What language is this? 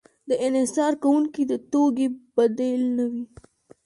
Pashto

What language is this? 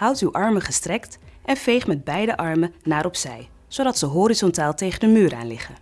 Dutch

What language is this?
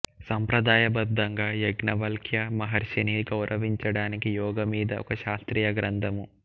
Telugu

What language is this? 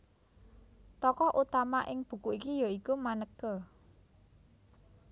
Javanese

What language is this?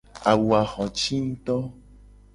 Gen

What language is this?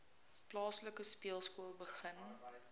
Afrikaans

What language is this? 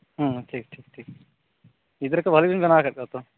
Santali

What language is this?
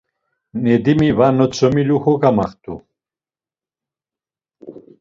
Laz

